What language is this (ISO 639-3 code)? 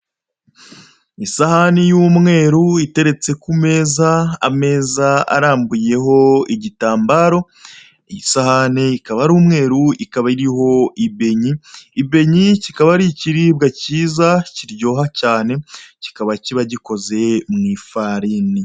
kin